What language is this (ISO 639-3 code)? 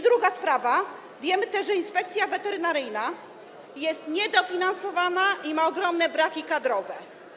pol